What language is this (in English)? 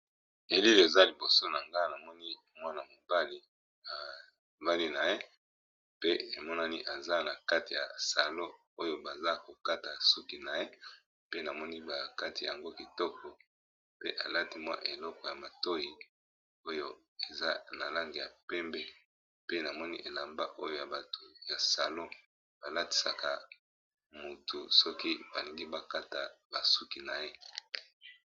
Lingala